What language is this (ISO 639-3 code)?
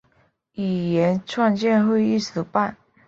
zho